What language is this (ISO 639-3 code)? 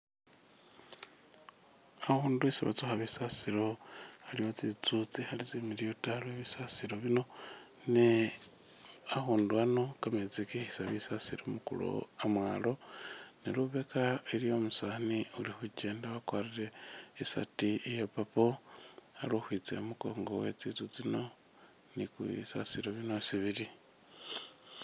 myx